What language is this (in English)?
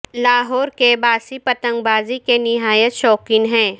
Urdu